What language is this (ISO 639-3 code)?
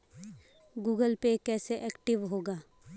hin